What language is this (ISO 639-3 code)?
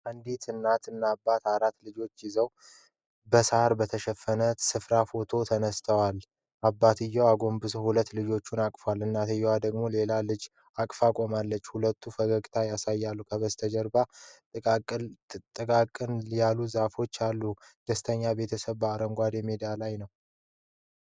amh